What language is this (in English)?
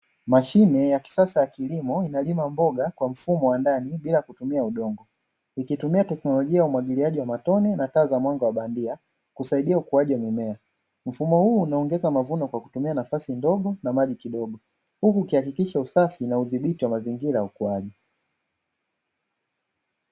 Swahili